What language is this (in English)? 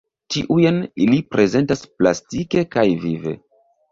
Esperanto